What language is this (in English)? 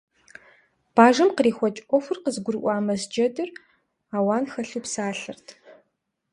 Kabardian